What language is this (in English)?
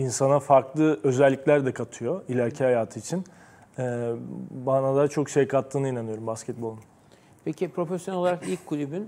Turkish